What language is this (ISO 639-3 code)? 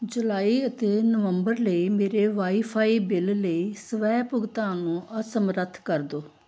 pan